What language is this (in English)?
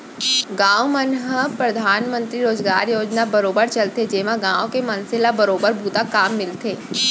Chhattisgarhi